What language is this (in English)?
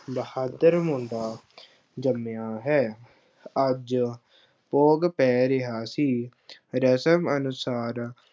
Punjabi